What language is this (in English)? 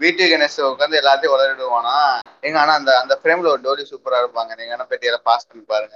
Tamil